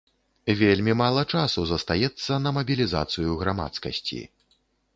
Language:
Belarusian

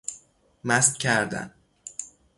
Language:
Persian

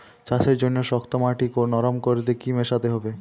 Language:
Bangla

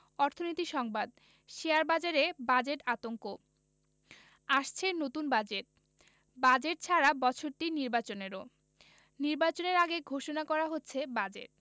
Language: Bangla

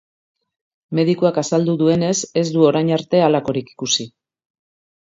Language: Basque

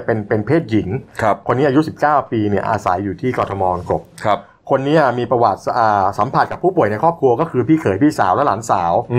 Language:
Thai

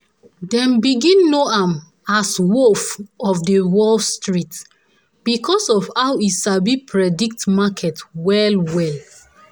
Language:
Nigerian Pidgin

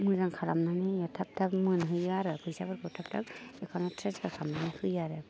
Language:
Bodo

